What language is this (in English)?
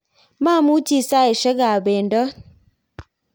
Kalenjin